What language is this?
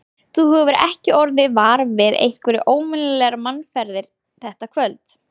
Icelandic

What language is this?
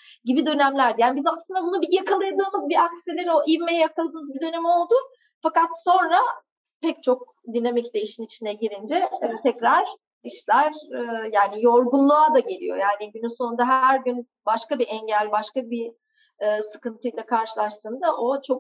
Turkish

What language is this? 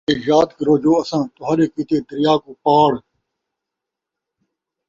Saraiki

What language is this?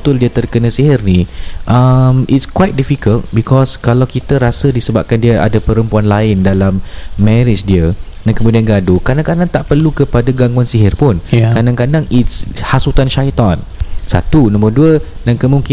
Malay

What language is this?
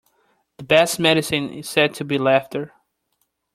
English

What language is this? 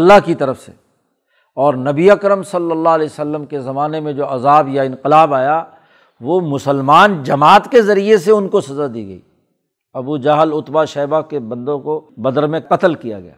Urdu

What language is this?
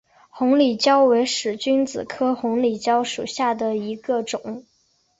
Chinese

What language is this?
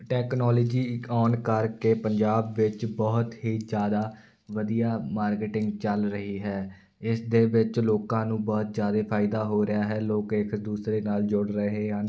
Punjabi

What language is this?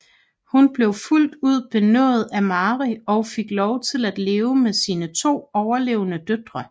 Danish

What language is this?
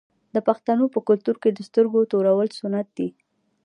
Pashto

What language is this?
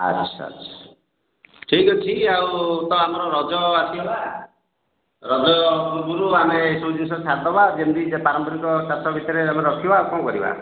Odia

